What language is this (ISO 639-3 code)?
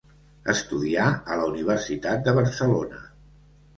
cat